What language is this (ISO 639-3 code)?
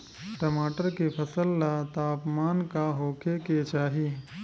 bho